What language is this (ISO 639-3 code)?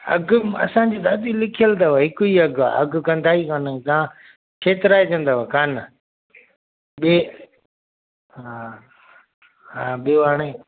snd